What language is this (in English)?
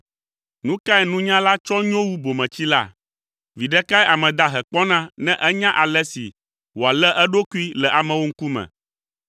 Ewe